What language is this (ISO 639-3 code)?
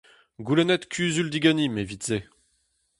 bre